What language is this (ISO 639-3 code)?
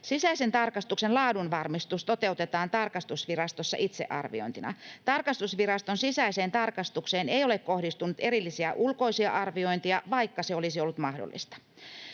fin